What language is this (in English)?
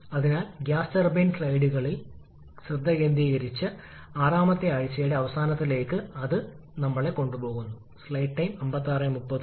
Malayalam